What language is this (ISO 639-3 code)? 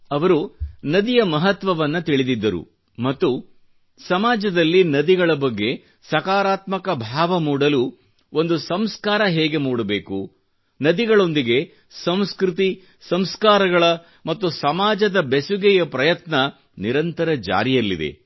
kan